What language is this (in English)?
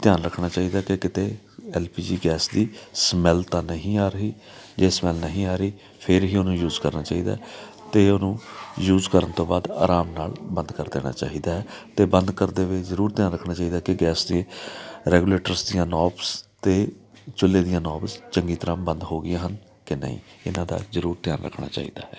Punjabi